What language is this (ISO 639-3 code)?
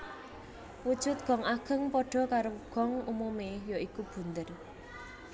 jav